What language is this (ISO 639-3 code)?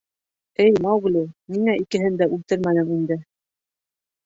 bak